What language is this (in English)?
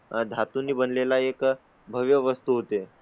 Marathi